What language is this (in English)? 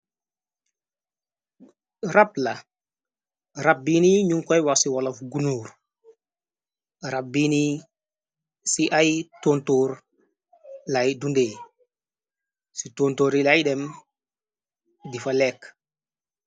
Wolof